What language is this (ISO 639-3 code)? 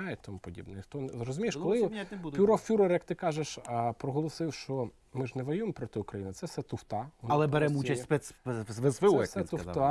ukr